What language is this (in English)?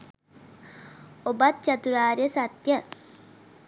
Sinhala